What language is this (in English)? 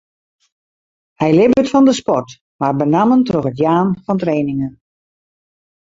Western Frisian